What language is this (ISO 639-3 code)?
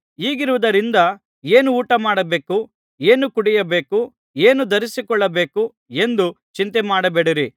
kan